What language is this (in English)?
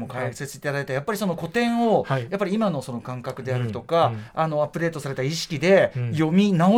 Japanese